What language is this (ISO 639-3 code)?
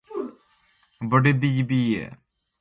fue